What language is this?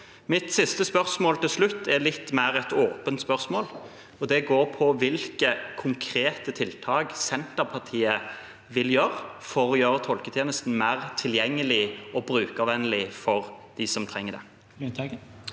Norwegian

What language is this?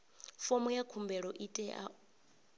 Venda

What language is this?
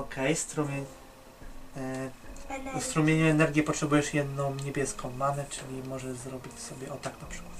Polish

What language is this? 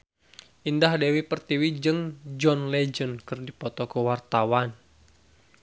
Sundanese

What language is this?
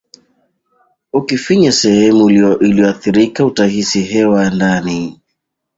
Swahili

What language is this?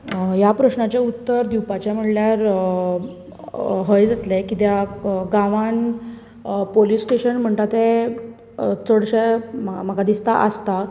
Konkani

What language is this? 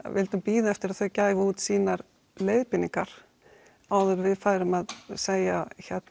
Icelandic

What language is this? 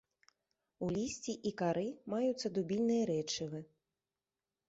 Belarusian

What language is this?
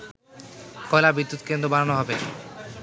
Bangla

